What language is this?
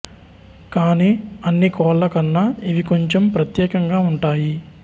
Telugu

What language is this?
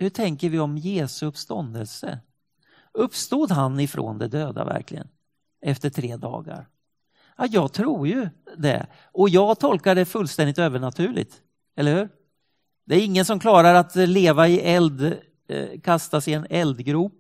Swedish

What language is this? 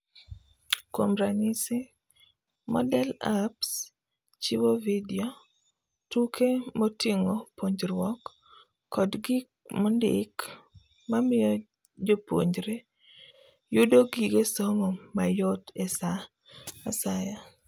Luo (Kenya and Tanzania)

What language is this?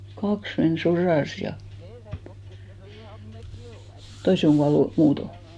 Finnish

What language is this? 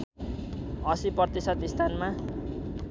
Nepali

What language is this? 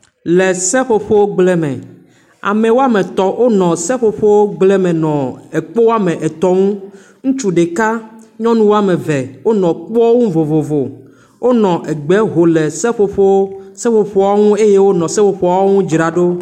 Ewe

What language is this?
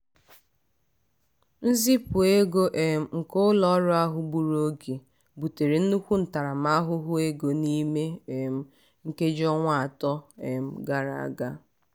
Igbo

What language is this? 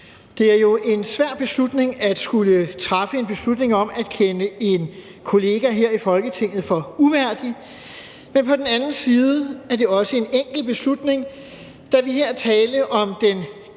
Danish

